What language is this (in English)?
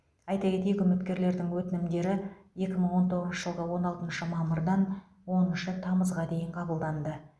Kazakh